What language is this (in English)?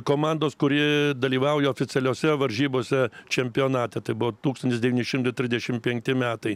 Lithuanian